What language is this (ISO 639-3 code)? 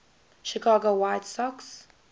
eng